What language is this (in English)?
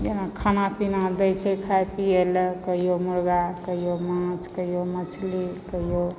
Maithili